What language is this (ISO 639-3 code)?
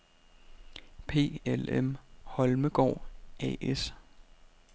dan